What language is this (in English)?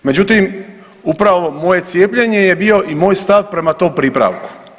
Croatian